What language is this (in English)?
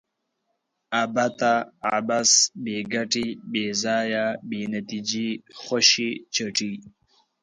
Pashto